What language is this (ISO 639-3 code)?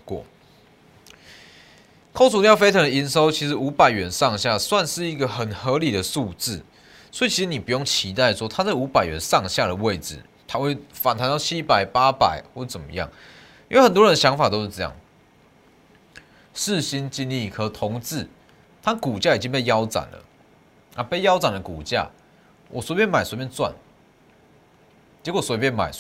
zho